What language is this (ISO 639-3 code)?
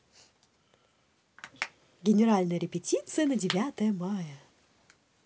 rus